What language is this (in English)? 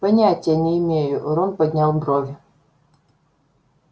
Russian